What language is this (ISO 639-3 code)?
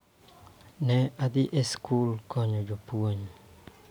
luo